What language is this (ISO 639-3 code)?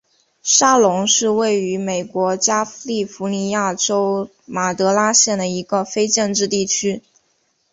zho